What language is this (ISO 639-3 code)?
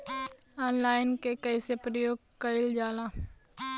bho